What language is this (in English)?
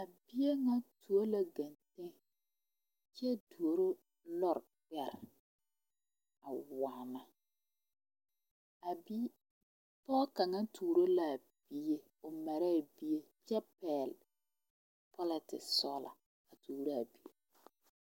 Southern Dagaare